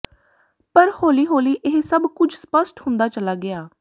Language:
Punjabi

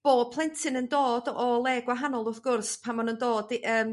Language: Welsh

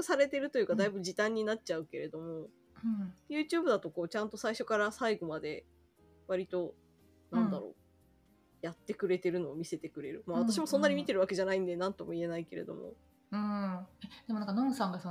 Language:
Japanese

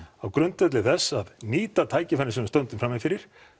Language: Icelandic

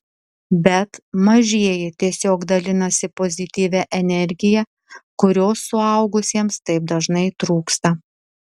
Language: Lithuanian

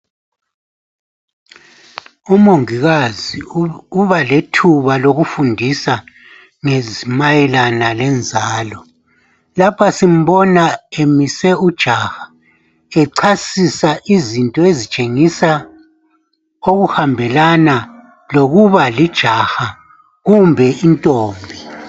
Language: North Ndebele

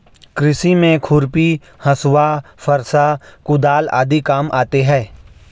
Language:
Hindi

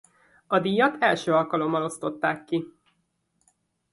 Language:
Hungarian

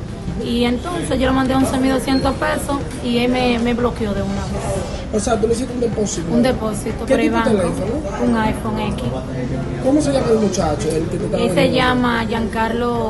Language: Spanish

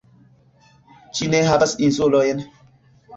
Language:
Esperanto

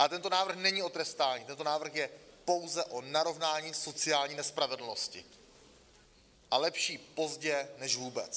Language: Czech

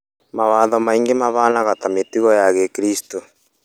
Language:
Kikuyu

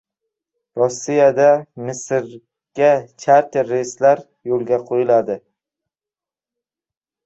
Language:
Uzbek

